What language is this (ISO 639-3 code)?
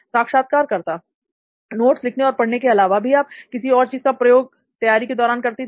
hin